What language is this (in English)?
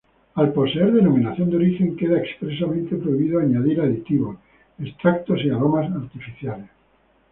Spanish